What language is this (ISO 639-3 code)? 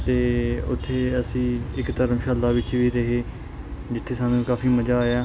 pan